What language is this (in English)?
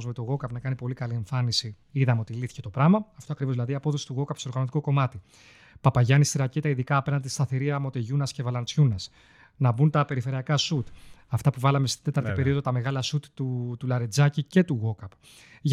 Greek